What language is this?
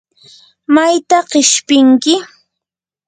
Yanahuanca Pasco Quechua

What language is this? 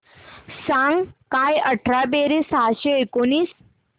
Marathi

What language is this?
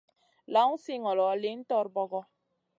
Masana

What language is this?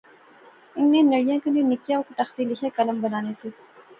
Pahari-Potwari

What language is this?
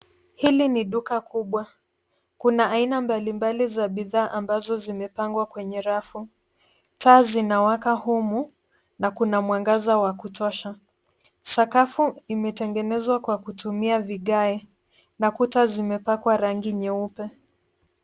Swahili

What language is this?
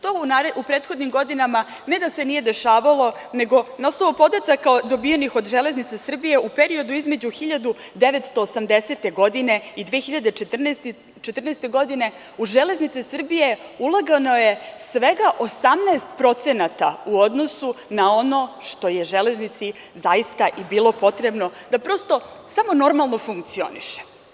Serbian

